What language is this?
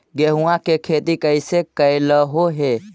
Magahi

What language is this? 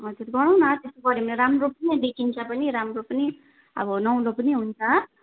Nepali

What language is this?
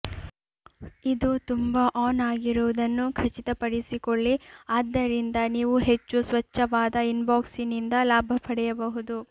Kannada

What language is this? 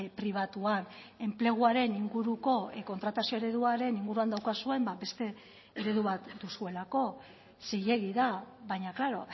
Basque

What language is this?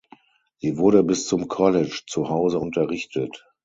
German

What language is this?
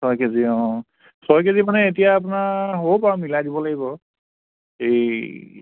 Assamese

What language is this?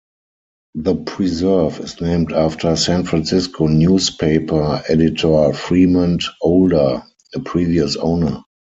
English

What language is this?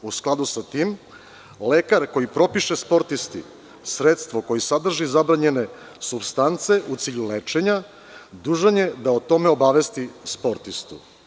Serbian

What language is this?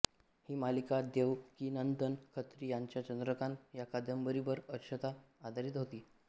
Marathi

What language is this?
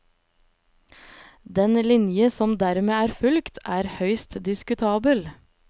Norwegian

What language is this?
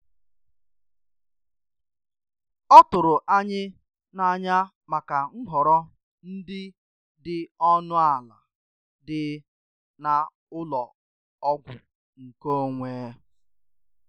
Igbo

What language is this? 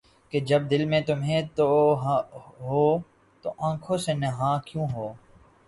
Urdu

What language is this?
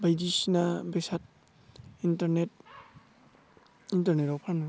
Bodo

